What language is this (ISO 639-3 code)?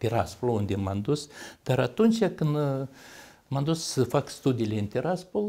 ron